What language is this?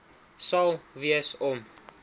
Afrikaans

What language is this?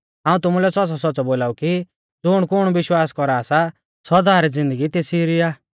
Mahasu Pahari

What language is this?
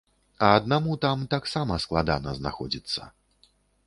Belarusian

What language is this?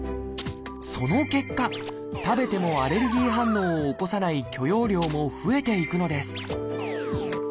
Japanese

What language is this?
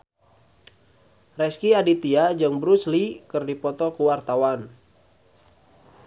Sundanese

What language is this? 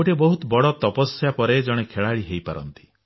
Odia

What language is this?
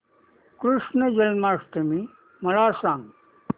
Marathi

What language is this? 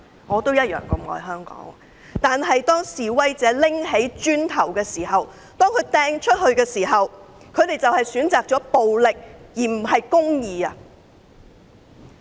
Cantonese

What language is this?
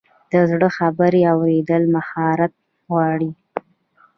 Pashto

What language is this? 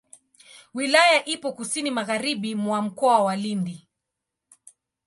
Swahili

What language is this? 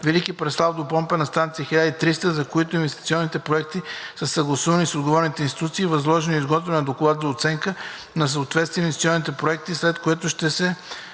Bulgarian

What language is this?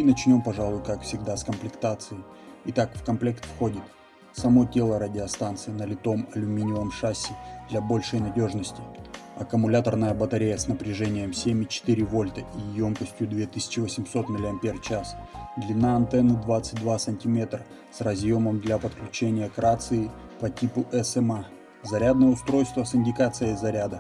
Russian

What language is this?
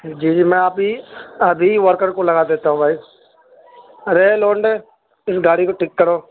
Urdu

